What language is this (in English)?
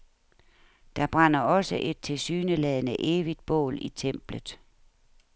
Danish